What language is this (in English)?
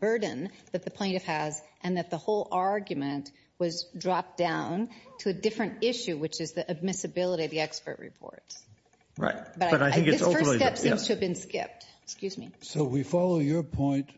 English